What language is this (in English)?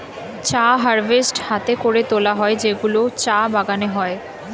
Bangla